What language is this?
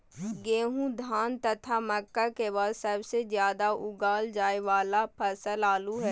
Magahi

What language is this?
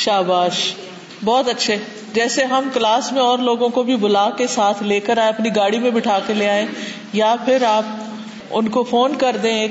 Urdu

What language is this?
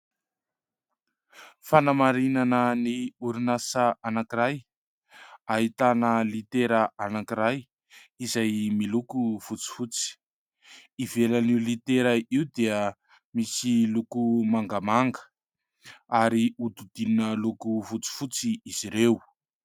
Malagasy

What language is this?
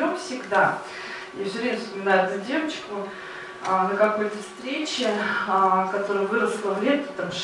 Russian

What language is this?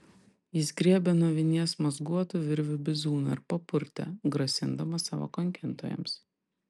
Lithuanian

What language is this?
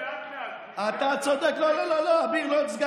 Hebrew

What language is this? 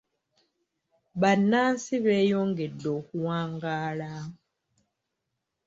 Ganda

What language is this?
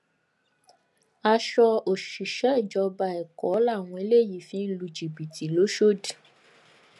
Yoruba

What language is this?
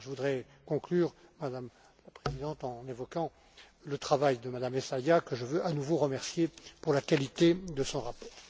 French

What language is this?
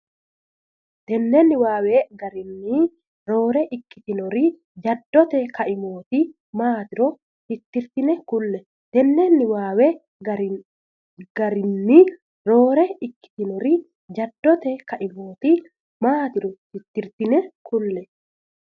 Sidamo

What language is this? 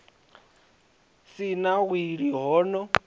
Venda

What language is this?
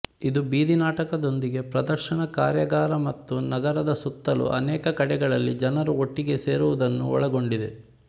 Kannada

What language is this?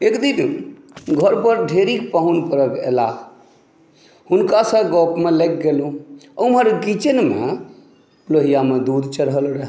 Maithili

